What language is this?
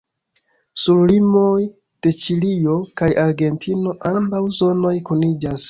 Esperanto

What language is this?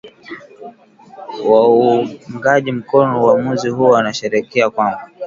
Swahili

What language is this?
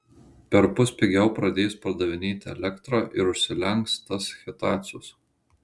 Lithuanian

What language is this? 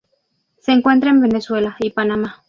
Spanish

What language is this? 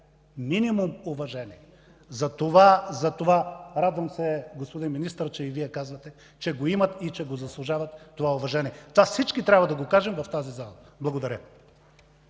Bulgarian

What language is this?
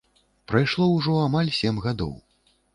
Belarusian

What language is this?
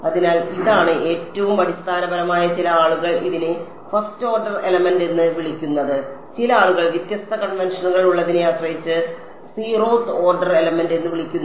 Malayalam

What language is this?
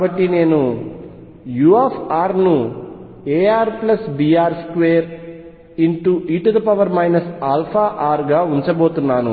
Telugu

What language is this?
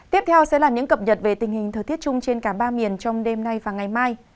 Vietnamese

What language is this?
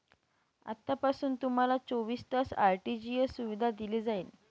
Marathi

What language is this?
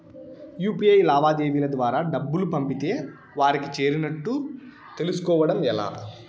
Telugu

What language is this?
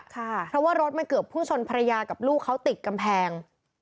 Thai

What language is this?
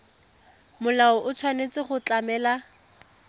Tswana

